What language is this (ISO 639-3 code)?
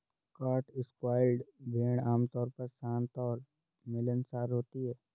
hin